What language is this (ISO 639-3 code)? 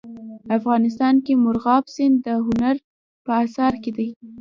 pus